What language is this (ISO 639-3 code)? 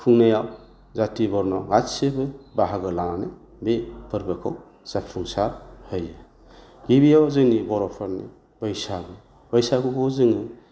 brx